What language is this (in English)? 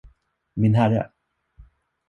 Swedish